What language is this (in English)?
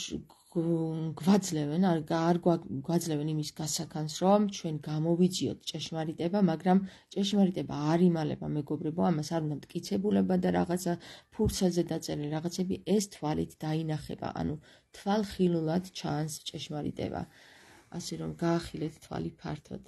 Romanian